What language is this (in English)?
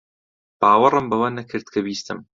Central Kurdish